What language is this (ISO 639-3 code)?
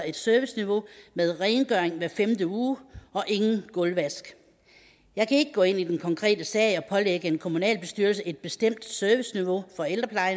dan